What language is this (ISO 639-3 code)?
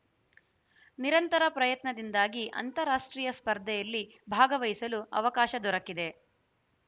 kan